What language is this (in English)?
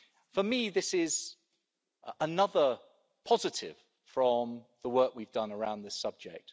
English